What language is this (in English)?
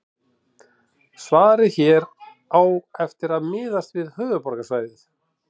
Icelandic